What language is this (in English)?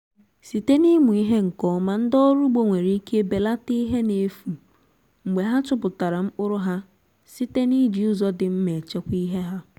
Igbo